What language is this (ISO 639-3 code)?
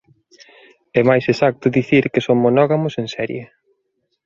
glg